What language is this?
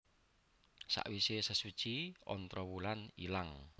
Javanese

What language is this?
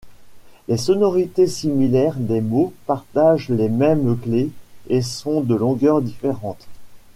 French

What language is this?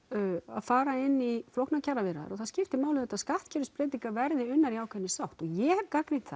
Icelandic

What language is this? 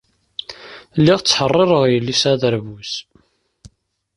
Kabyle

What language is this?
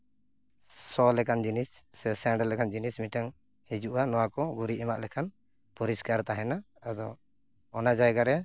Santali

